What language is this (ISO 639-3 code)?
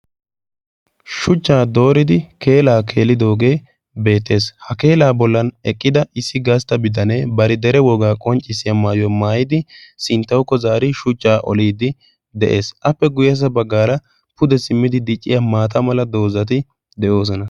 wal